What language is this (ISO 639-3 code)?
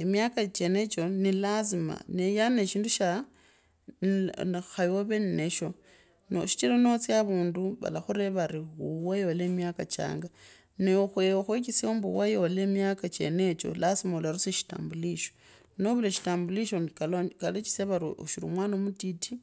lkb